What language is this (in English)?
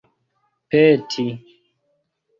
Esperanto